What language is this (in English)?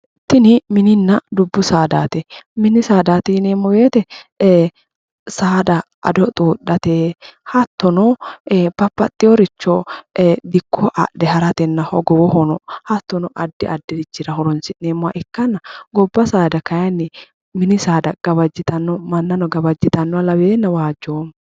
Sidamo